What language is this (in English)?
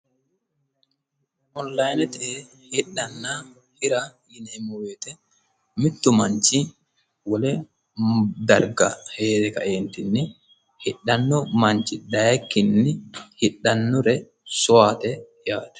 Sidamo